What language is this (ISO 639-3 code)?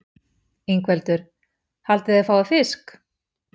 isl